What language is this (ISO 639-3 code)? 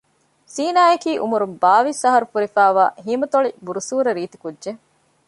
div